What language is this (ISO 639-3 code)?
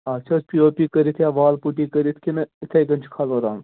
kas